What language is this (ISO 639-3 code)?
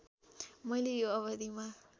nep